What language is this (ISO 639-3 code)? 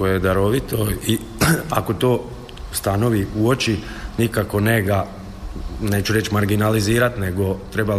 hrv